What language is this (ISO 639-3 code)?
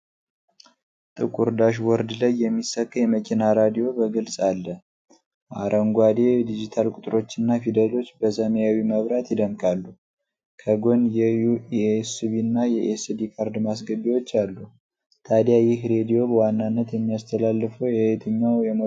amh